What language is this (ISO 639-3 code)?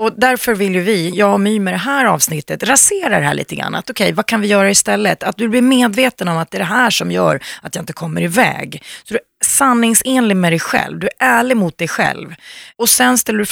swe